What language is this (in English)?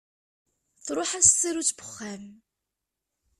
Kabyle